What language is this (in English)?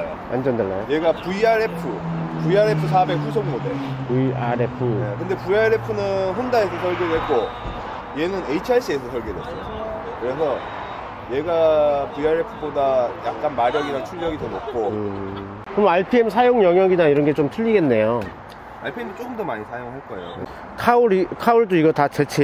Korean